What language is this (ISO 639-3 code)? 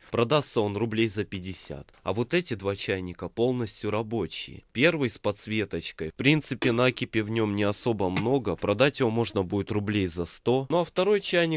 rus